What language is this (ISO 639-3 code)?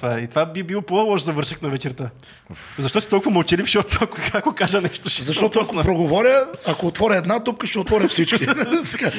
bul